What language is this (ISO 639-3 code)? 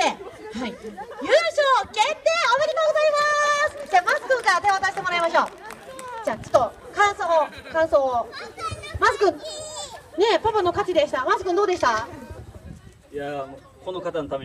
jpn